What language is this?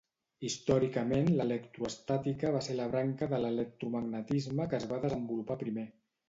Catalan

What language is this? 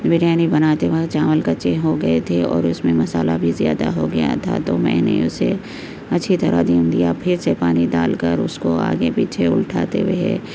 Urdu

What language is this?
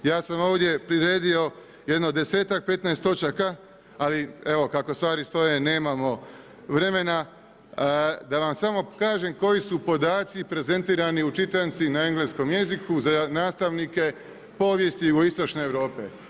Croatian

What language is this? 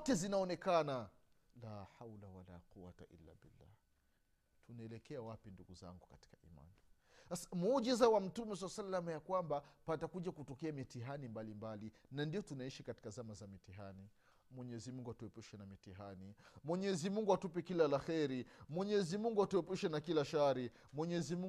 Swahili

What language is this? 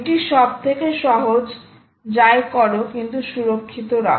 Bangla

